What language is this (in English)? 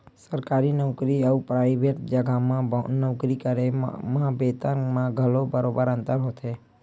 Chhattisgarhi